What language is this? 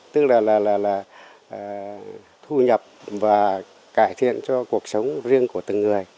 Vietnamese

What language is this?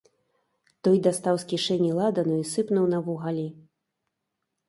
Belarusian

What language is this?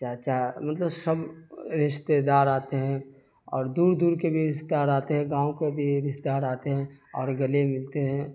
Urdu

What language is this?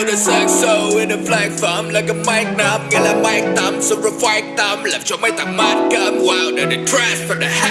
Vietnamese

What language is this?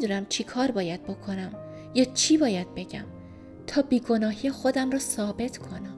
Persian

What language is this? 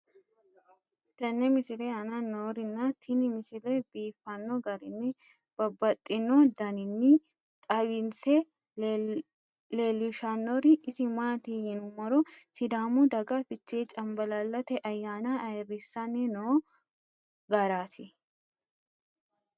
Sidamo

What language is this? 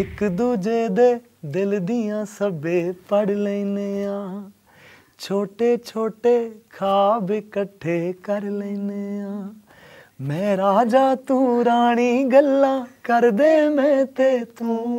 Punjabi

